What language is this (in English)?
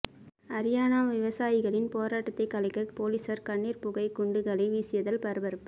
Tamil